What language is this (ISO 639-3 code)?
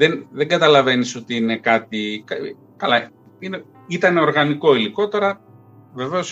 ell